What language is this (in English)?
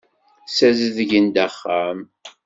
Kabyle